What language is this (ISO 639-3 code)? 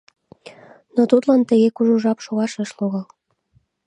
chm